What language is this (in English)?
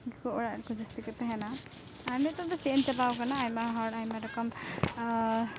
Santali